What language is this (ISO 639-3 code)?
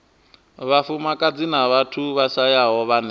ven